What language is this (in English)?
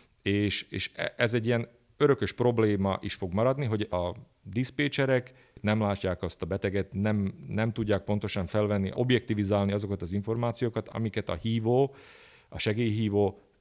Hungarian